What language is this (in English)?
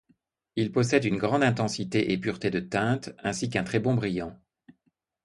French